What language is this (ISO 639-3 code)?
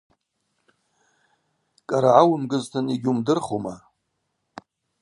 abq